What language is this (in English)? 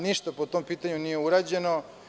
Serbian